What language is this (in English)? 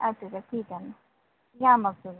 Marathi